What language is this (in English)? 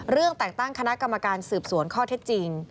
Thai